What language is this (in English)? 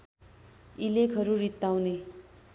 Nepali